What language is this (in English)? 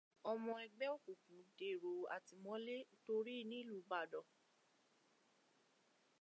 Yoruba